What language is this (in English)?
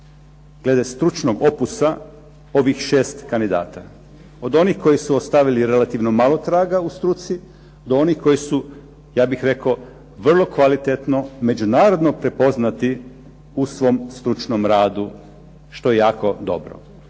Croatian